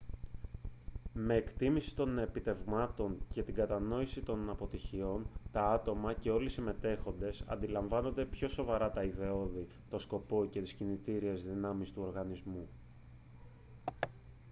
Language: Greek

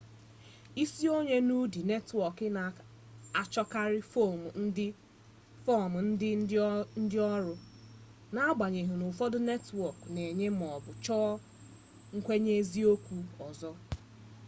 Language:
Igbo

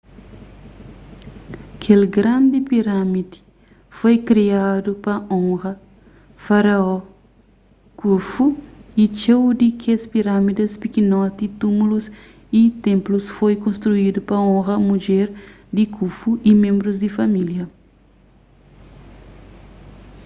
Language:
Kabuverdianu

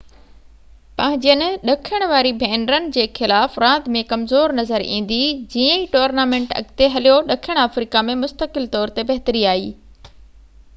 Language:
Sindhi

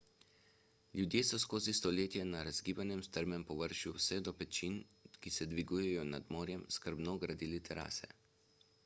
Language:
Slovenian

